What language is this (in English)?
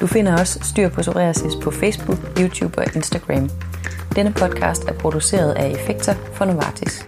Danish